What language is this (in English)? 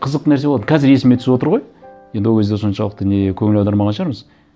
Kazakh